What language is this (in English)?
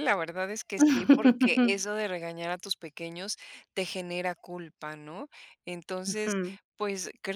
Spanish